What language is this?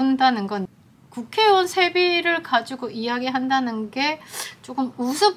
Korean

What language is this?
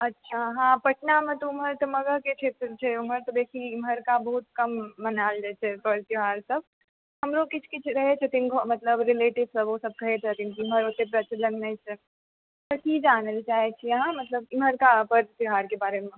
Maithili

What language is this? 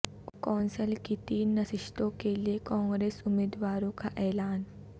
Urdu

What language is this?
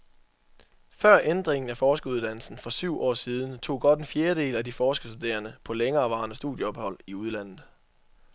Danish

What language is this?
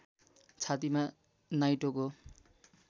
Nepali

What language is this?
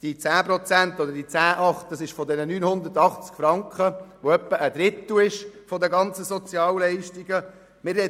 Swiss German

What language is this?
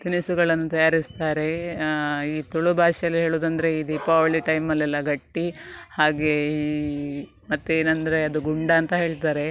Kannada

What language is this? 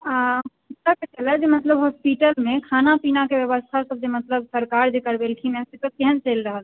Maithili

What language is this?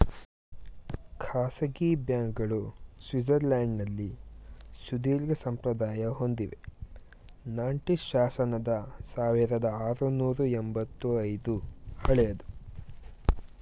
Kannada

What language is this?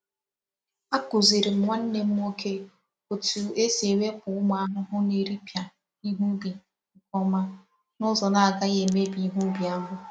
Igbo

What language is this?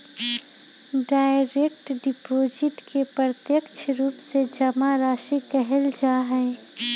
Magahi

